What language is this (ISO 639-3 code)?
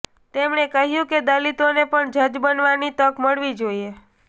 guj